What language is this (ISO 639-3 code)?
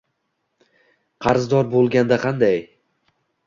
uzb